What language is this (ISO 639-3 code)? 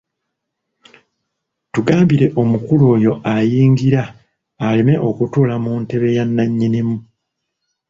lug